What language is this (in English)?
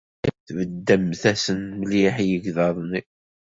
Kabyle